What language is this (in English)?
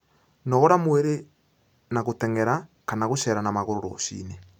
Kikuyu